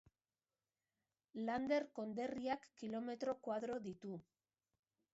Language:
Basque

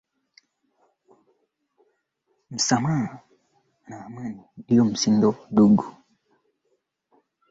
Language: Swahili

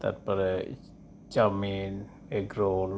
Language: Santali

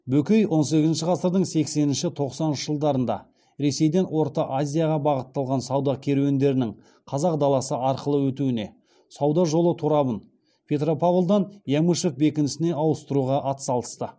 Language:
Kazakh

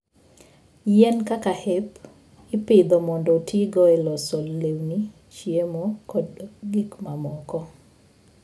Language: Luo (Kenya and Tanzania)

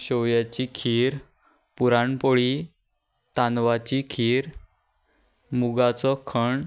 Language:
Konkani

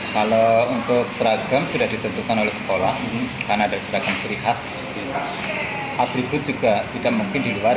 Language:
Indonesian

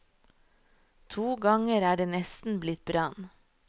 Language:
Norwegian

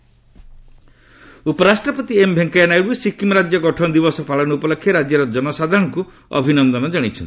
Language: Odia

